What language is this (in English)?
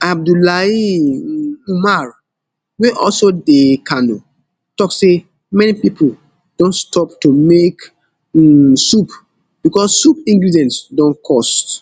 Nigerian Pidgin